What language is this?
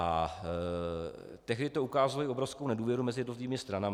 Czech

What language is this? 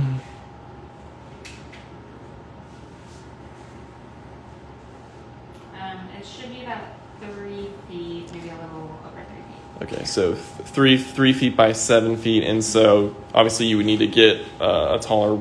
English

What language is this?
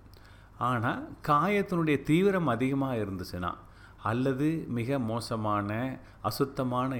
Tamil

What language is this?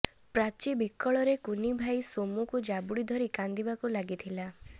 Odia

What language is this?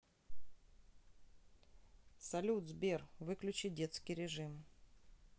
Russian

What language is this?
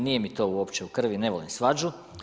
Croatian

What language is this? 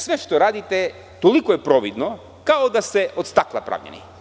Serbian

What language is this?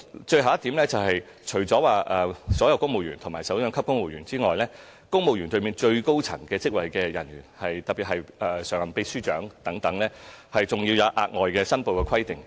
Cantonese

